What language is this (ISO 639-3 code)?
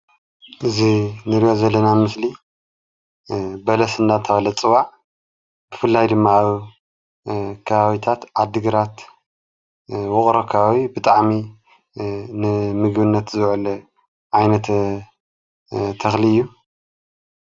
tir